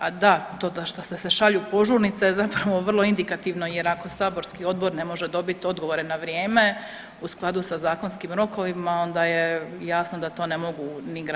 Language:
Croatian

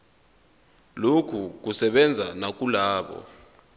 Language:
Zulu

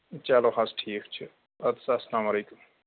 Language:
Kashmiri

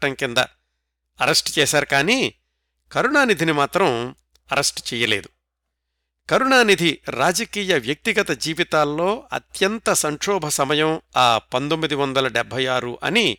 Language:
Telugu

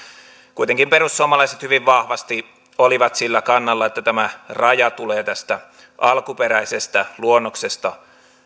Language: Finnish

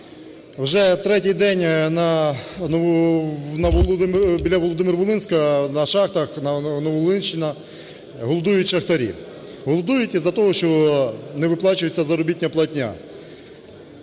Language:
Ukrainian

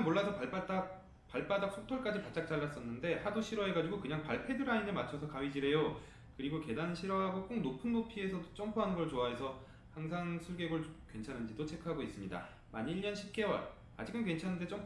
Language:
Korean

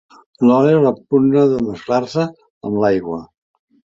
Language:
Catalan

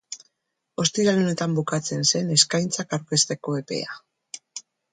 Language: Basque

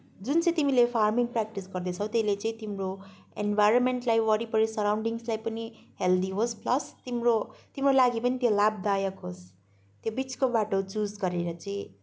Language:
Nepali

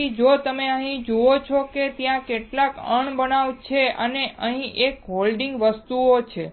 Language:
Gujarati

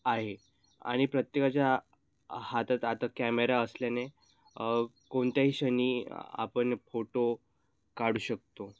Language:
Marathi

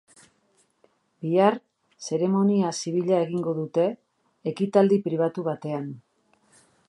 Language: Basque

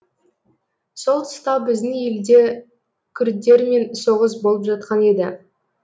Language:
Kazakh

